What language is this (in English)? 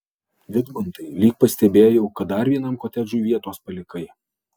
Lithuanian